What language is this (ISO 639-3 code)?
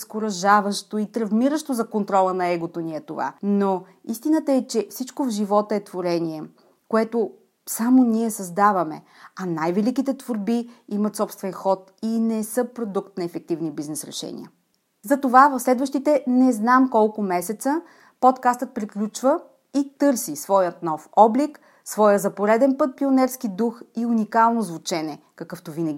bul